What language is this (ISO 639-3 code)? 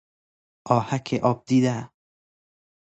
fas